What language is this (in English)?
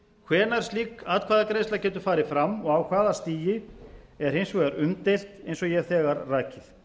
Icelandic